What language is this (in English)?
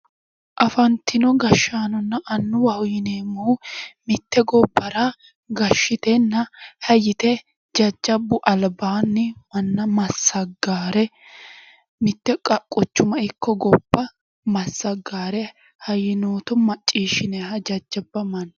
Sidamo